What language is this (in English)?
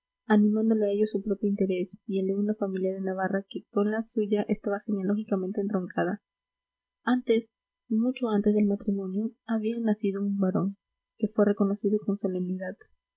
Spanish